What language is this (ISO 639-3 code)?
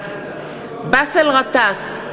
heb